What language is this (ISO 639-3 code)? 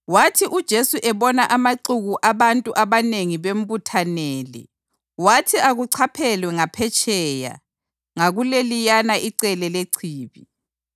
nde